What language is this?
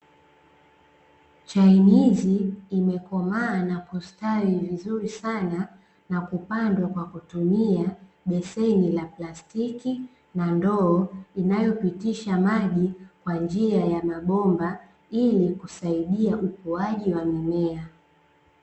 Swahili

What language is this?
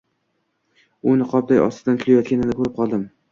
Uzbek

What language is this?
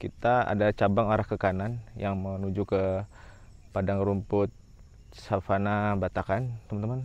Indonesian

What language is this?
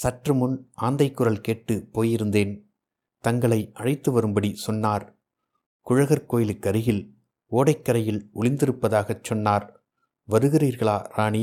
Tamil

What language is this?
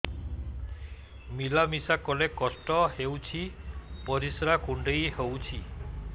Odia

